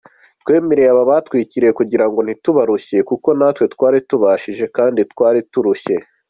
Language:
Kinyarwanda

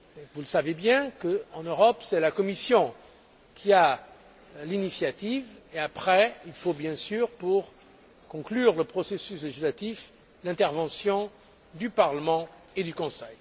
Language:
French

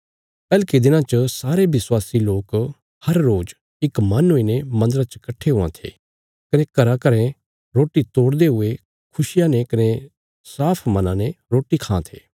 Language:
Bilaspuri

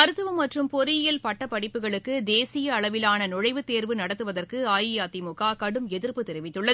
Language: Tamil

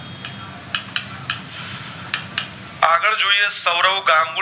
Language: Gujarati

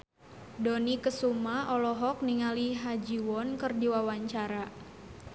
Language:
Sundanese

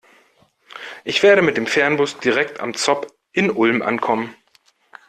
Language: German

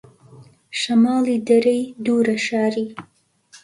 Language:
Central Kurdish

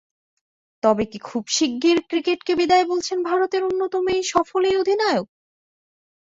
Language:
Bangla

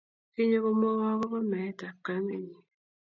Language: Kalenjin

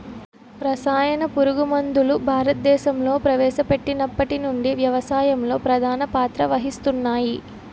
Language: Telugu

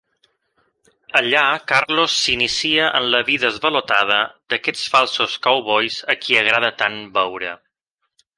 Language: Catalan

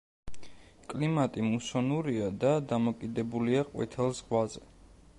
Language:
Georgian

